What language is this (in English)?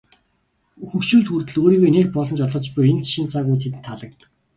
Mongolian